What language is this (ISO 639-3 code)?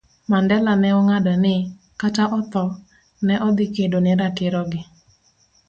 luo